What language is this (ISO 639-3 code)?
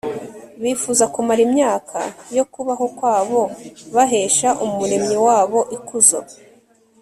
kin